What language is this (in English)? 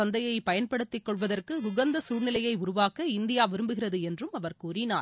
Tamil